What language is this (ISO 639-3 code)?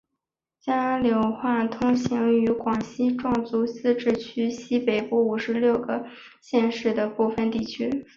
zho